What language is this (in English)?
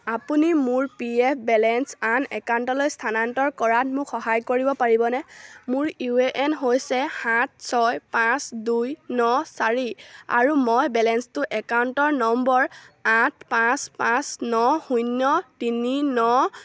Assamese